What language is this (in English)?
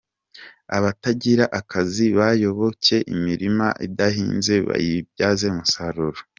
Kinyarwanda